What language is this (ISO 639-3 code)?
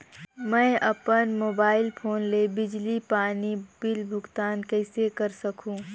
hne